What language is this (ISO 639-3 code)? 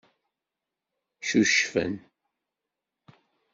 kab